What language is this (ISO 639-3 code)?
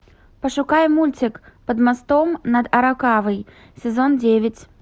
rus